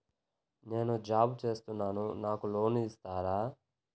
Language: Telugu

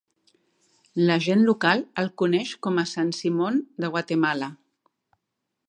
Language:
Catalan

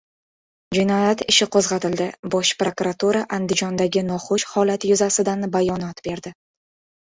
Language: Uzbek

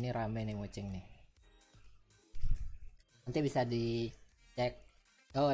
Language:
Indonesian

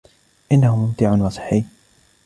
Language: Arabic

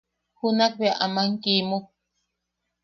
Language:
Yaqui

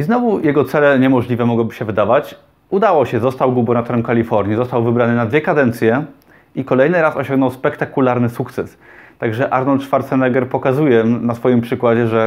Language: Polish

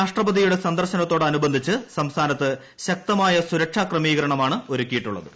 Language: Malayalam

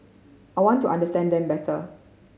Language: English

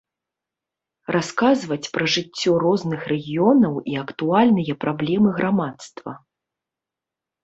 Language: Belarusian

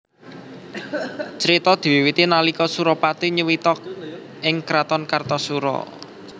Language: Javanese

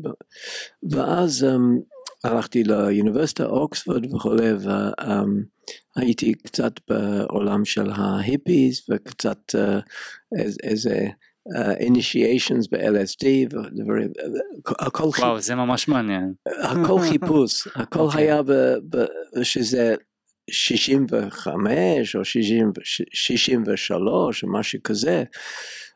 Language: Hebrew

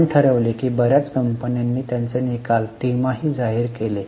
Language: Marathi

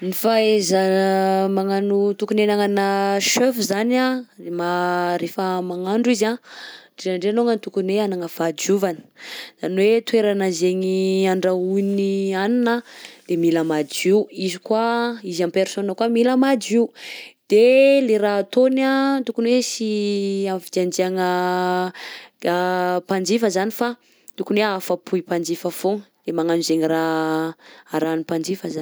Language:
Southern Betsimisaraka Malagasy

